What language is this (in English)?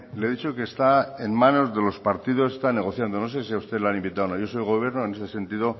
Spanish